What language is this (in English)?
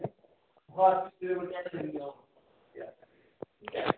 Dogri